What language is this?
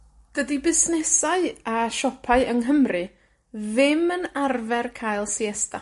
Welsh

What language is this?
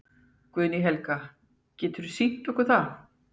Icelandic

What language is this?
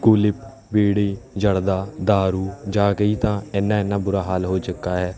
Punjabi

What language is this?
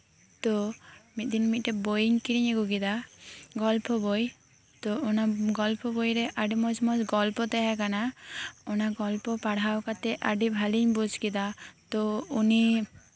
Santali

